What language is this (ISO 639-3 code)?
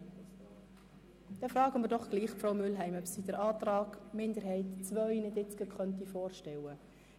gsw